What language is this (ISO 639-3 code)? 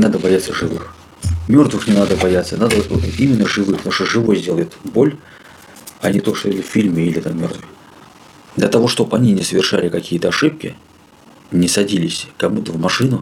rus